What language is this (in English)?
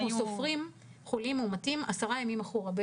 Hebrew